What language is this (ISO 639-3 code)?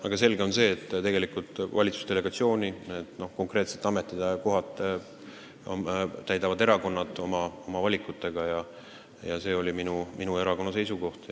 est